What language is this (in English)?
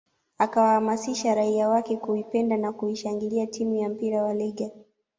Swahili